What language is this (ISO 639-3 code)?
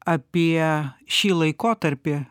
lit